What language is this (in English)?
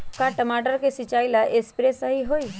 Magahi